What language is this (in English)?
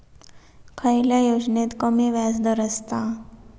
Marathi